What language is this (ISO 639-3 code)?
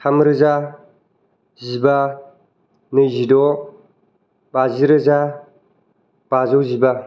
brx